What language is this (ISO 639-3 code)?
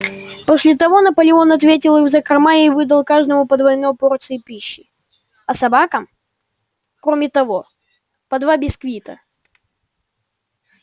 rus